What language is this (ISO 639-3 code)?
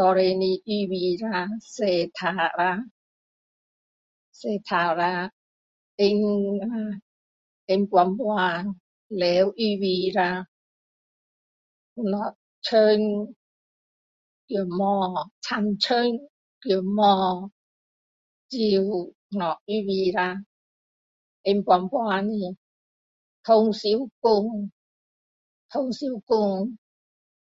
cdo